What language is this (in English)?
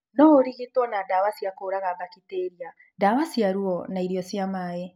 Kikuyu